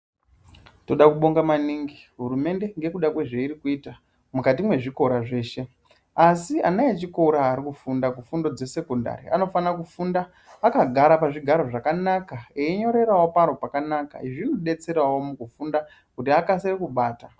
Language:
Ndau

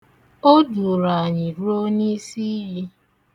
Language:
Igbo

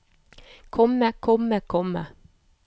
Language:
Norwegian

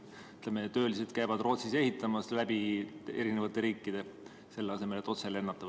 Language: Estonian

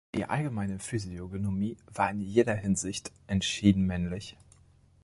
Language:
German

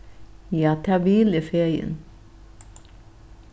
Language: Faroese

